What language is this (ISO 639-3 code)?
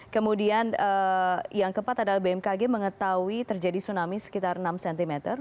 ind